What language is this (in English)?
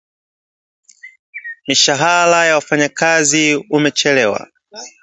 Swahili